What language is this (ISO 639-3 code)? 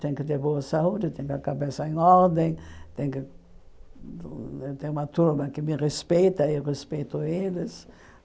por